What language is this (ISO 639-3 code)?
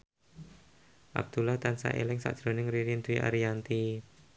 jav